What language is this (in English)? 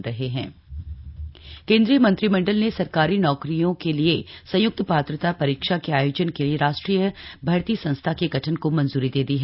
Hindi